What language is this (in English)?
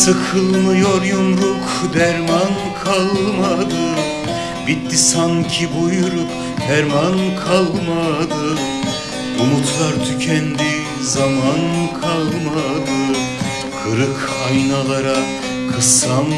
Turkish